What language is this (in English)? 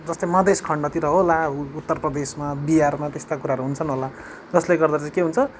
Nepali